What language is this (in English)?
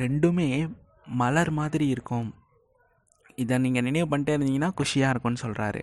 Tamil